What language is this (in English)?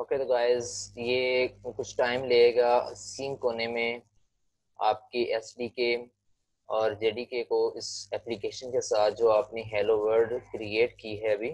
Hindi